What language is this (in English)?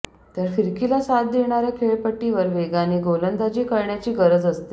Marathi